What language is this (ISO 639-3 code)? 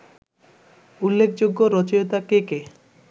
ben